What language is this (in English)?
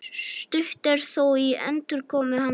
Icelandic